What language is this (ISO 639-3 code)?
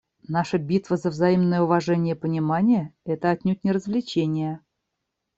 rus